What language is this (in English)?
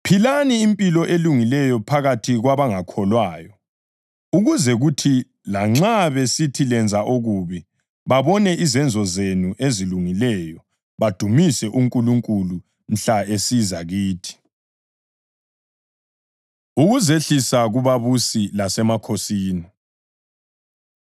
North Ndebele